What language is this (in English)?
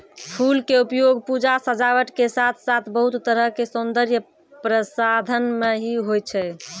Maithili